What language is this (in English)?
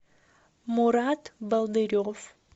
Russian